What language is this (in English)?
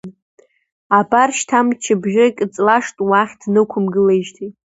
Abkhazian